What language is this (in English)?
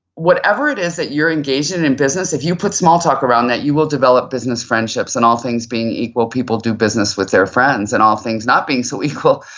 English